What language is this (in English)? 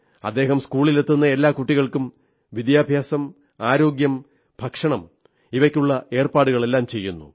Malayalam